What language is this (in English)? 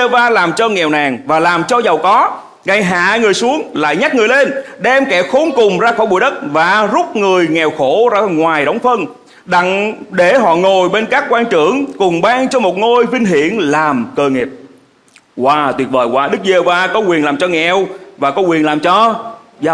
Vietnamese